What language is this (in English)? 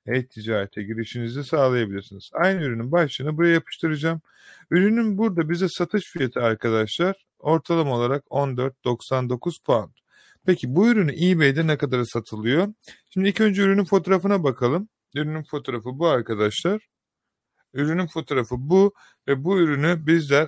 Turkish